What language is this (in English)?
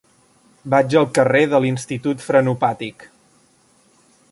Catalan